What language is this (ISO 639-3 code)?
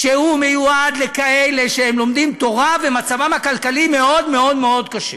heb